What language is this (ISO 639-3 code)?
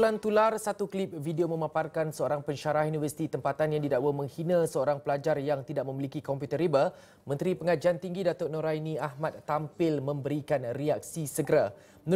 msa